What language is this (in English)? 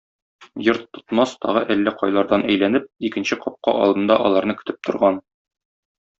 Tatar